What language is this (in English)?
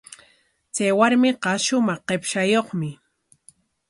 Corongo Ancash Quechua